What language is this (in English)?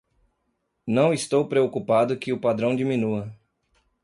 Portuguese